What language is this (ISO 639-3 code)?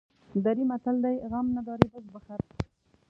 pus